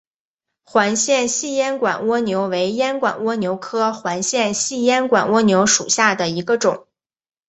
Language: Chinese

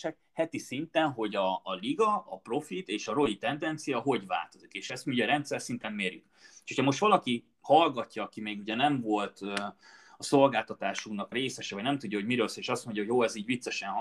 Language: Hungarian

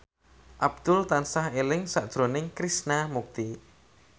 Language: Javanese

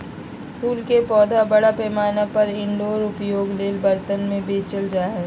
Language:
Magahi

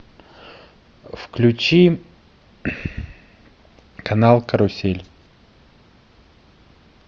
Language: Russian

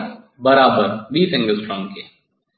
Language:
Hindi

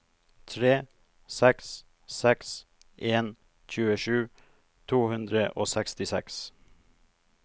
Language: Norwegian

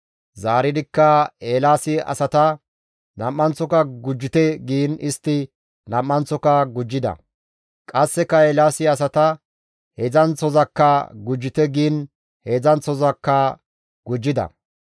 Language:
Gamo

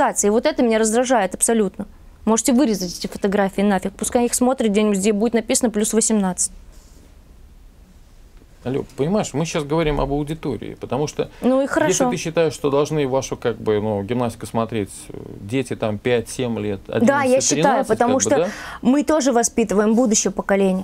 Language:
Russian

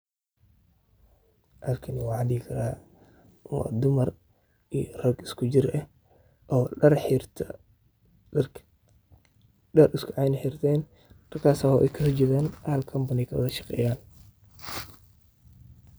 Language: Somali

